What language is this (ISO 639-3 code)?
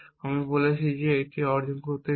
ben